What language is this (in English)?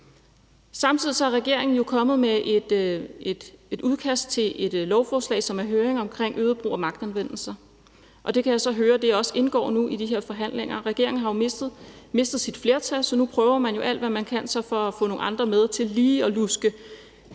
Danish